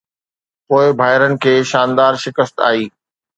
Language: Sindhi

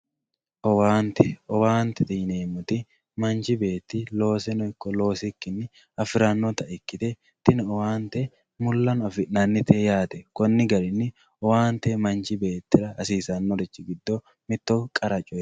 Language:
Sidamo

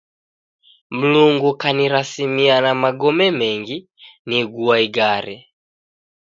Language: Taita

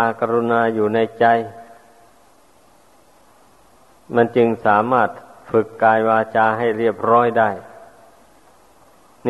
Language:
Thai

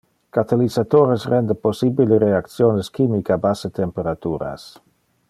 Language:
Interlingua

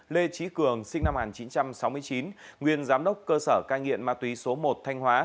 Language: Vietnamese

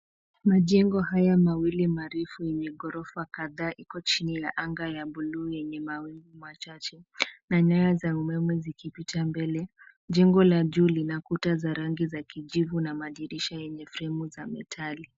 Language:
Swahili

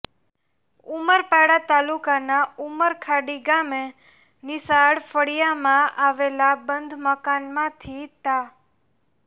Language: Gujarati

